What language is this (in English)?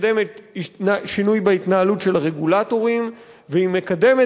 Hebrew